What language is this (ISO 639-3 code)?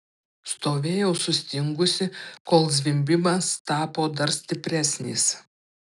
lit